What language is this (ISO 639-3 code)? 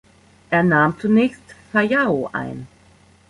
deu